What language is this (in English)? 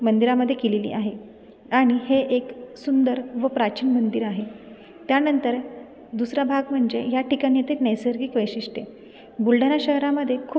Marathi